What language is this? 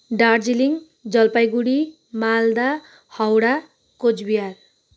Nepali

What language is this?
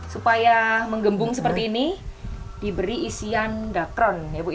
Indonesian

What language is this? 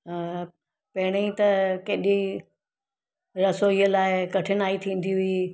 Sindhi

